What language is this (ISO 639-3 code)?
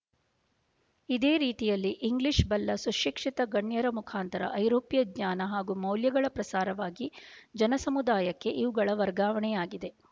kan